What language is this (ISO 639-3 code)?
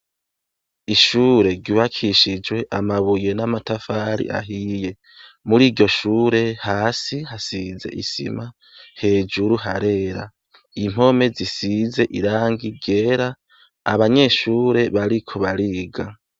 run